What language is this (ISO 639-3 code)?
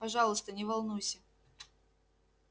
rus